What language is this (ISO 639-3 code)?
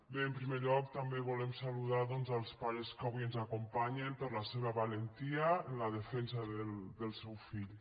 cat